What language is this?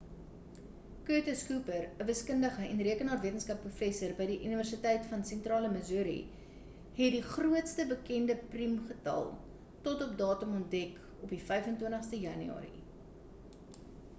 Afrikaans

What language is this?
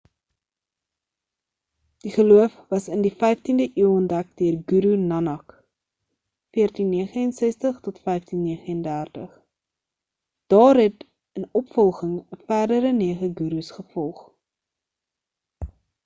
Afrikaans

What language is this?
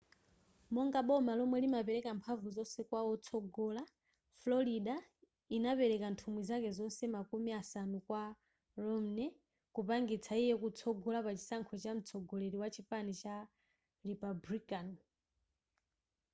Nyanja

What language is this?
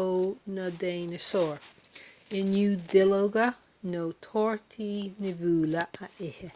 Irish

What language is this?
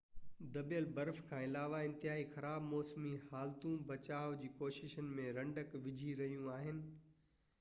Sindhi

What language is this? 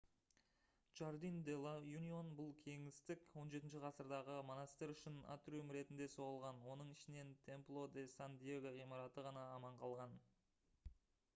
Kazakh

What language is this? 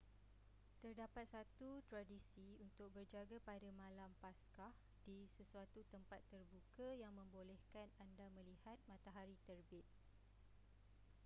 Malay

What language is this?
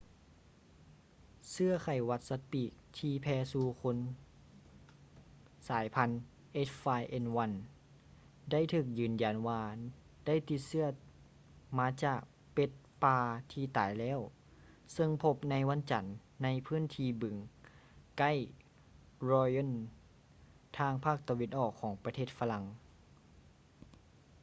Lao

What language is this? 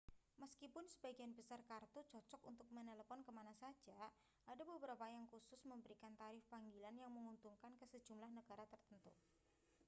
Indonesian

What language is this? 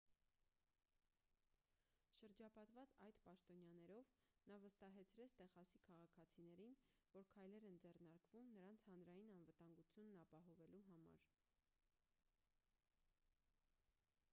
Armenian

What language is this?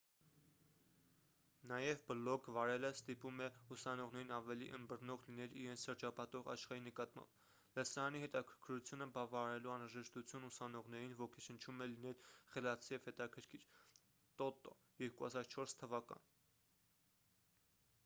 Armenian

